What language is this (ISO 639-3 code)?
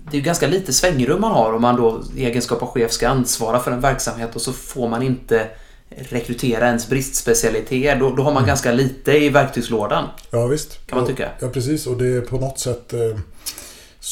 swe